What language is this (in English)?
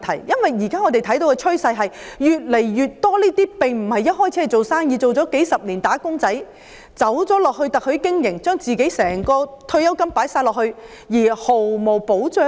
Cantonese